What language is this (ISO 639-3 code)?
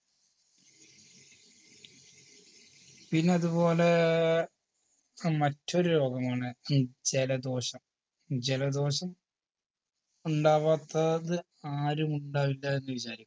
mal